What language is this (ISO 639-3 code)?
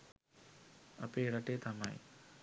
sin